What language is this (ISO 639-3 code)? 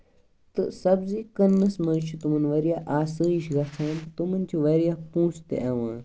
kas